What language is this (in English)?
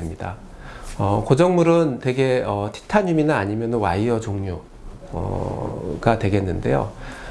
Korean